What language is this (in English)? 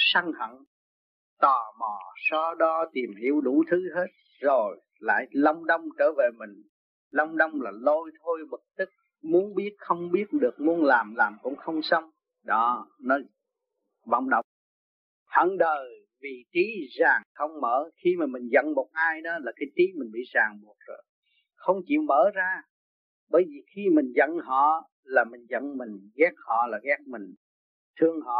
Vietnamese